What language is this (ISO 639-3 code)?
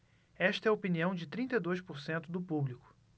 por